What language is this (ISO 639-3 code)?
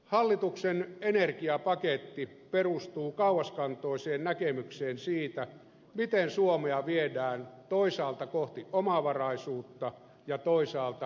fin